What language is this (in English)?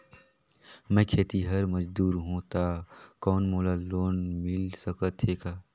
Chhattisgarhi